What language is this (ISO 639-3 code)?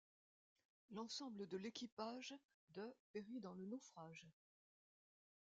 fra